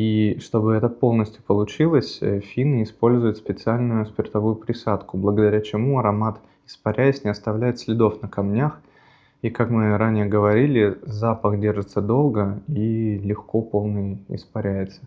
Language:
Russian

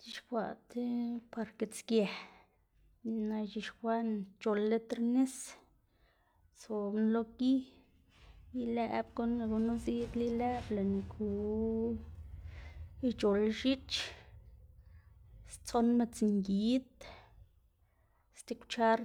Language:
Xanaguía Zapotec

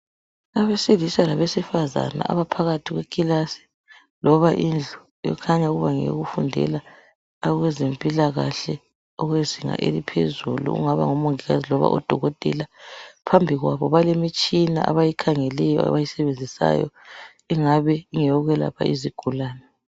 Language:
North Ndebele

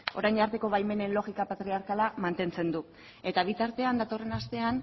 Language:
Basque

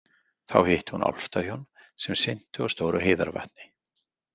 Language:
Icelandic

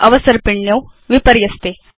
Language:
Sanskrit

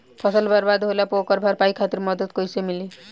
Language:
Bhojpuri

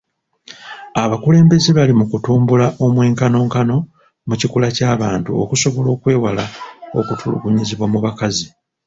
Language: Ganda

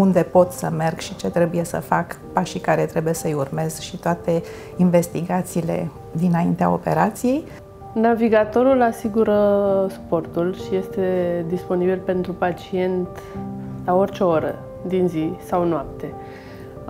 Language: Romanian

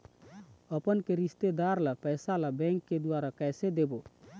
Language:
Chhattisgarhi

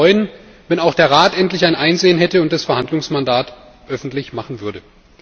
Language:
German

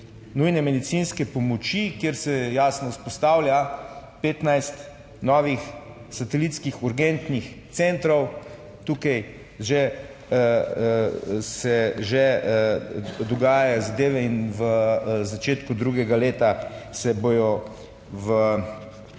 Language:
Slovenian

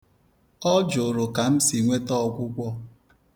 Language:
Igbo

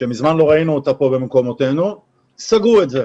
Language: Hebrew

